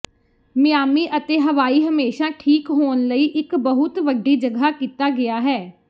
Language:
Punjabi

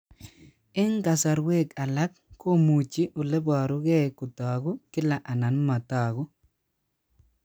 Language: Kalenjin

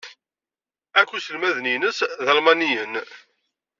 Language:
Kabyle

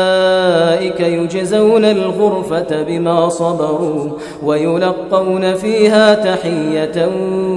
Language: Arabic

